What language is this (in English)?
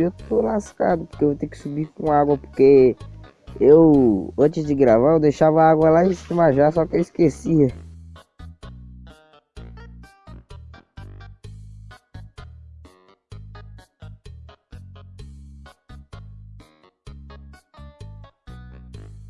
Portuguese